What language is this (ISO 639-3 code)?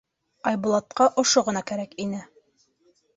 bak